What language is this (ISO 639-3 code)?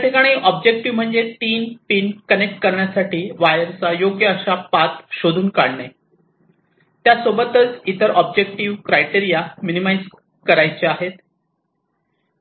mar